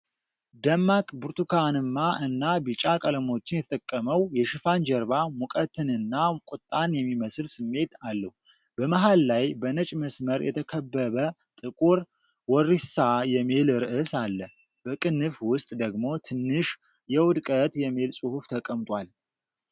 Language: Amharic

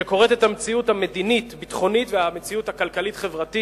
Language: Hebrew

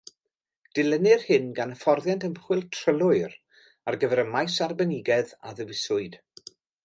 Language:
Welsh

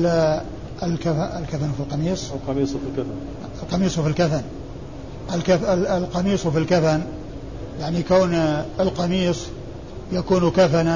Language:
Arabic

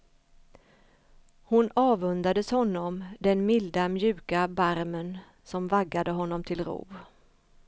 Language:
Swedish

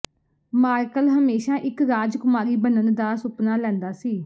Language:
Punjabi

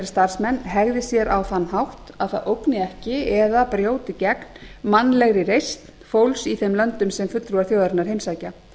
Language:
Icelandic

